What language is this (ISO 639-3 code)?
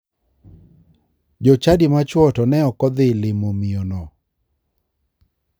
luo